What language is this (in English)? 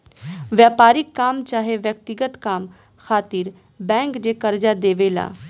Bhojpuri